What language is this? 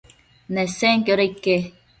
Matsés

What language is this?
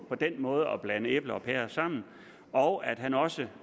Danish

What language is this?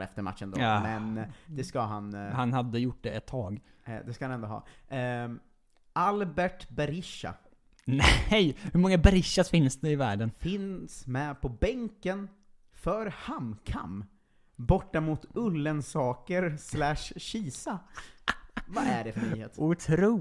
Swedish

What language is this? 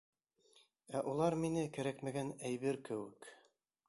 Bashkir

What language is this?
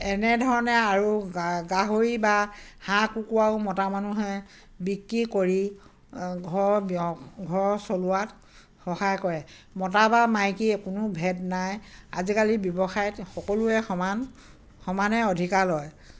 Assamese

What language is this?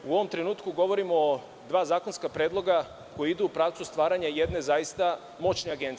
Serbian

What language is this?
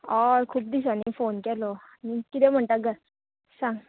Konkani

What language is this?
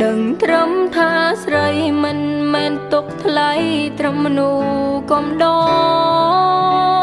Vietnamese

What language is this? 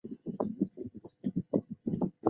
Chinese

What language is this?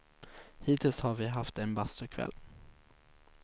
Swedish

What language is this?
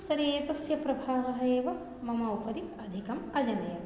Sanskrit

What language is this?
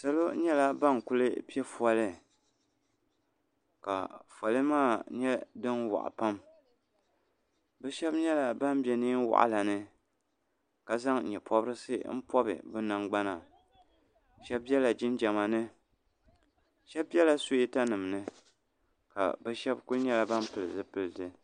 Dagbani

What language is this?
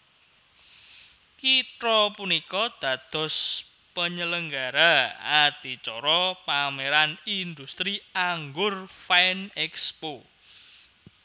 Javanese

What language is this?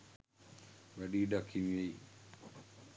Sinhala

